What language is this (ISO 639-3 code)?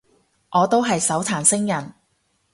yue